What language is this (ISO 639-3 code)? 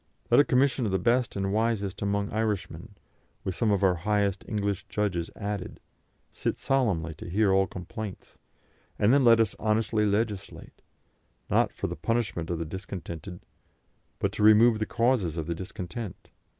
eng